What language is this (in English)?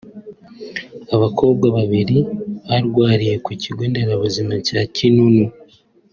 Kinyarwanda